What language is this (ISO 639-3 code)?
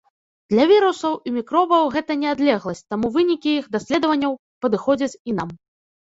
bel